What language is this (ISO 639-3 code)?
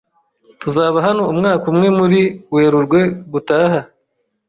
kin